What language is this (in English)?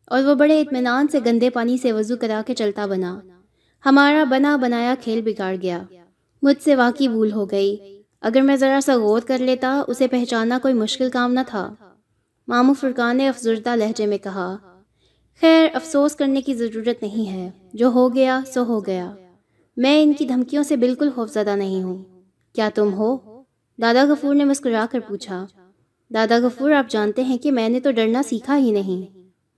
Urdu